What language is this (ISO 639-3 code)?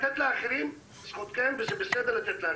heb